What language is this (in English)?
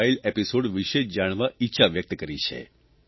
Gujarati